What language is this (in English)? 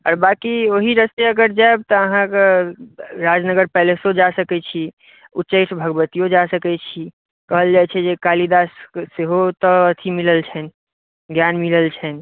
Maithili